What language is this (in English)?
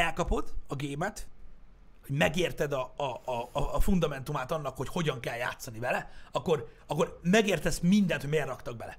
Hungarian